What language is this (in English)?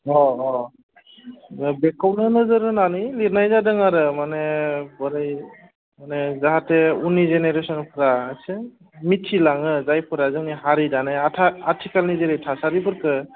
Bodo